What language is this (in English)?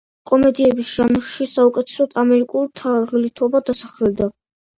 Georgian